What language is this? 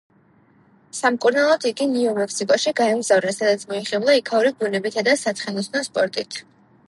Georgian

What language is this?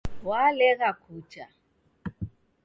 Taita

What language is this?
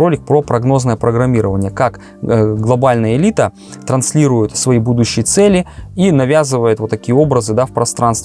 Russian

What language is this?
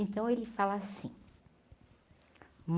Portuguese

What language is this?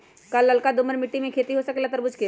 Magahi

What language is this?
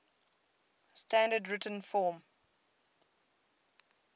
English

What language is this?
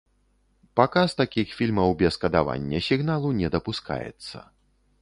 Belarusian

